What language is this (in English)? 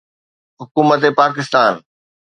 Sindhi